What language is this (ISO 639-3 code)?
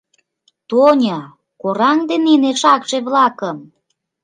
chm